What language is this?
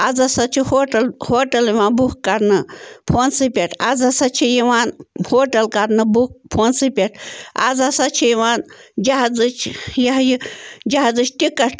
Kashmiri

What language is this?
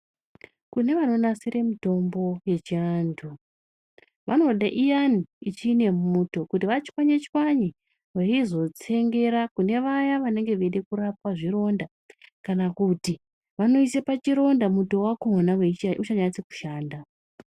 Ndau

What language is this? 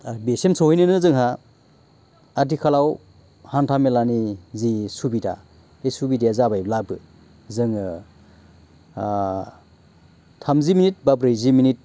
Bodo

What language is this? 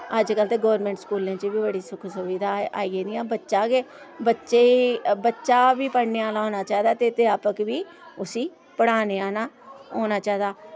Dogri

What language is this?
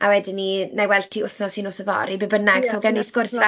Welsh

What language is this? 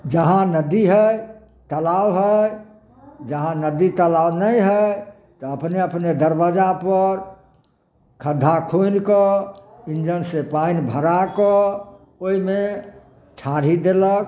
Maithili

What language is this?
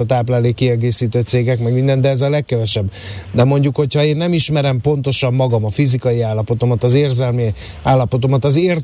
Hungarian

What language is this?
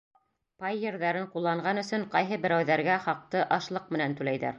Bashkir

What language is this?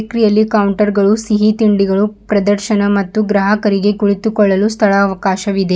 Kannada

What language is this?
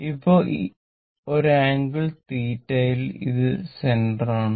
Malayalam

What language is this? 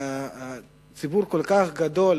Hebrew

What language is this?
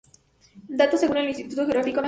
Spanish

